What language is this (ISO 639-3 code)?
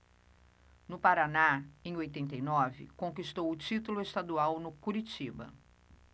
por